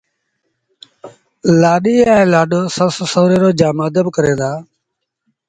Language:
Sindhi Bhil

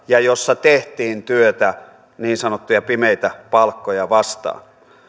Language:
Finnish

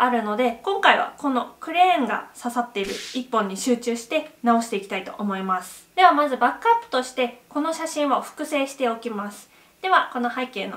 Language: Japanese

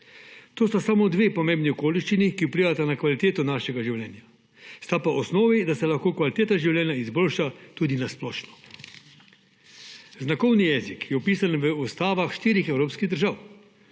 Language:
Slovenian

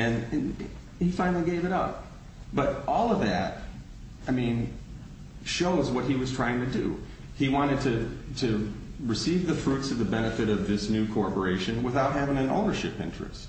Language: English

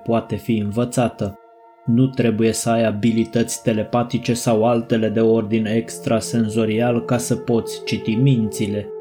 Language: Romanian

